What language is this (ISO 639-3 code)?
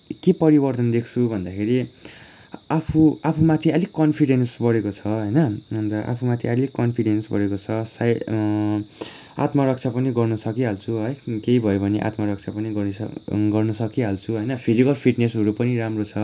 nep